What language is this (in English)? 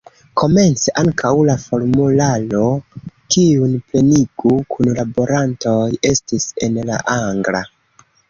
Esperanto